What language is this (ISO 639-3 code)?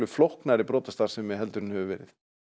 isl